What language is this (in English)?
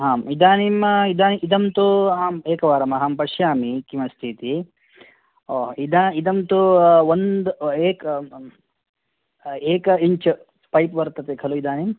Sanskrit